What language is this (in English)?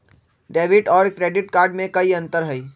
Magahi